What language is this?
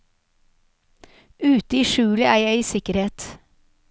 Norwegian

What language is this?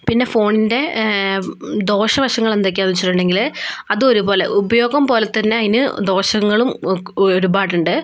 Malayalam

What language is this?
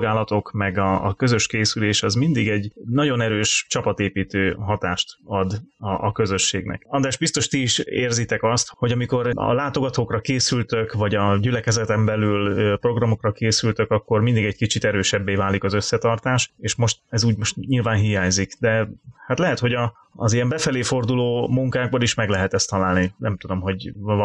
Hungarian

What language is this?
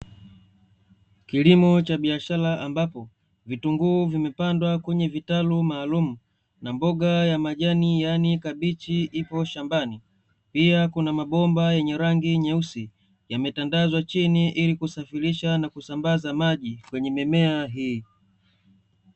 Swahili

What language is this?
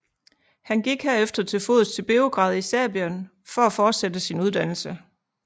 Danish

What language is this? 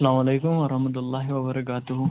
Kashmiri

